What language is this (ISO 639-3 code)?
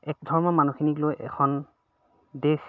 asm